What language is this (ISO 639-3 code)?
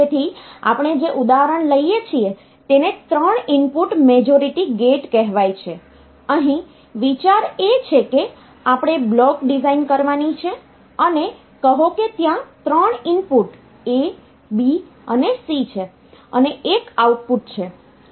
guj